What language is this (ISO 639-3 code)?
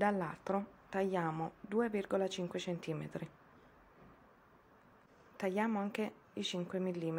ita